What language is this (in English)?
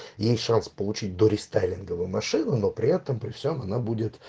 Russian